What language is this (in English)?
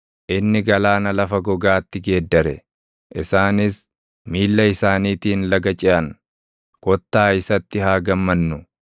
Oromo